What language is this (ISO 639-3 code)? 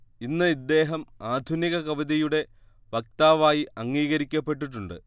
mal